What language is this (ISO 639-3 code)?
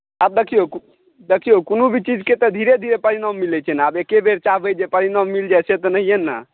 mai